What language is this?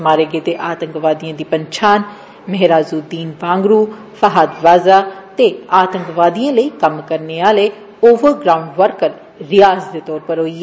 Dogri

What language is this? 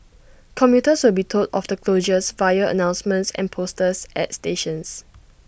English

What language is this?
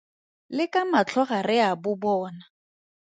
Tswana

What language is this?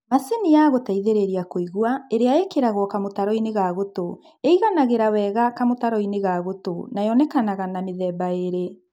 Kikuyu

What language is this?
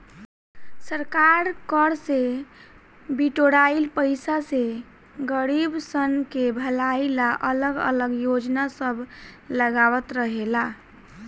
Bhojpuri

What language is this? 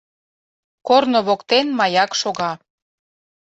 Mari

